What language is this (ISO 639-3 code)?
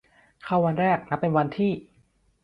tha